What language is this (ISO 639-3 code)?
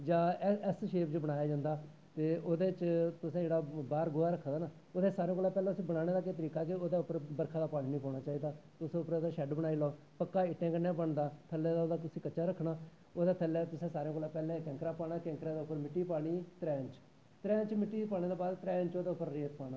doi